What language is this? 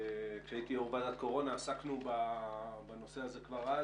Hebrew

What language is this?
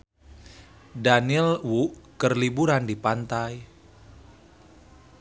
Sundanese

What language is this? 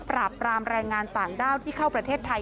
Thai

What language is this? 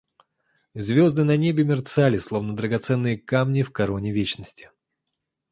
Russian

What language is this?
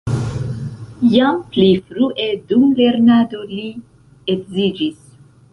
Esperanto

